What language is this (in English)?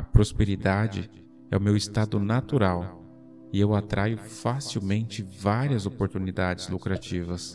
Portuguese